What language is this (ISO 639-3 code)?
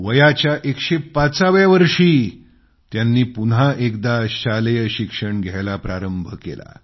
mar